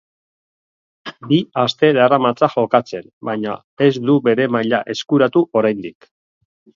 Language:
Basque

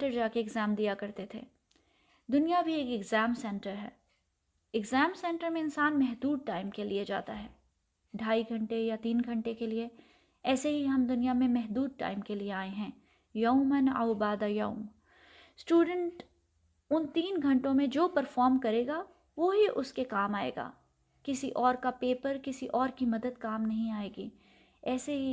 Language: Urdu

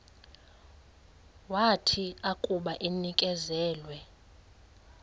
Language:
Xhosa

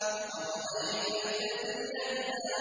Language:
Arabic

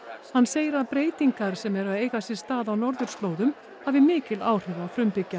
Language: Icelandic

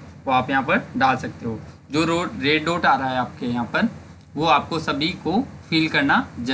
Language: Hindi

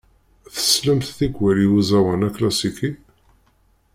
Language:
Kabyle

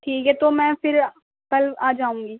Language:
Urdu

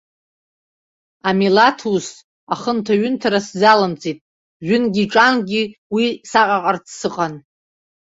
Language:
Abkhazian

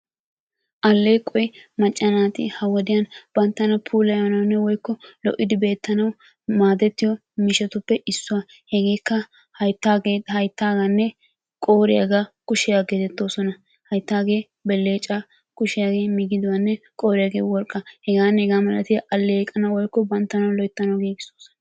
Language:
Wolaytta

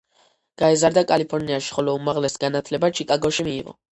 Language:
Georgian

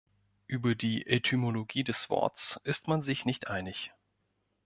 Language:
German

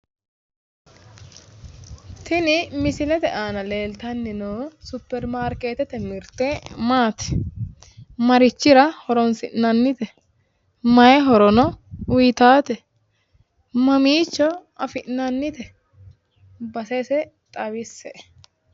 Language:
Sidamo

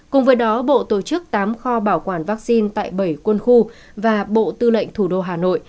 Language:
Vietnamese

